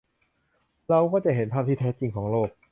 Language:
Thai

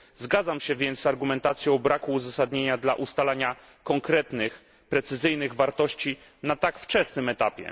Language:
Polish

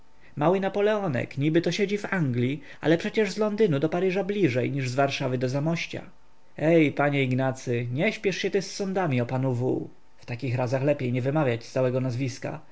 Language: Polish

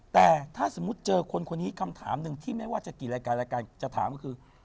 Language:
Thai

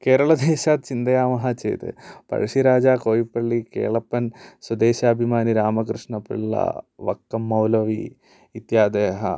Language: Sanskrit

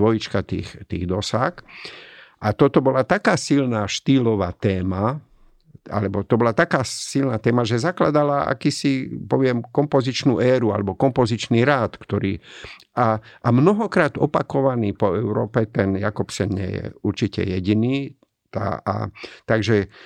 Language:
Slovak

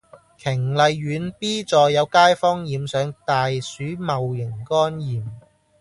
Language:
Cantonese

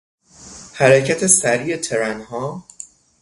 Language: Persian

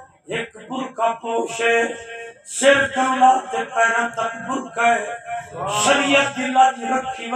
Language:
Arabic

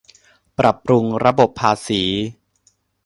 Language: Thai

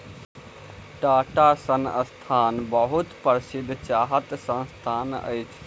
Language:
Maithili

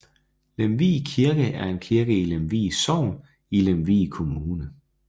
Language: Danish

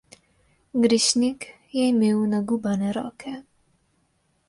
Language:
Slovenian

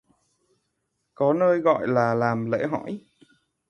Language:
Vietnamese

